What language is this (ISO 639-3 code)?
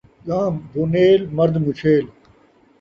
skr